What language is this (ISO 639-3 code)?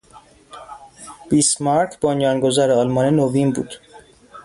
fas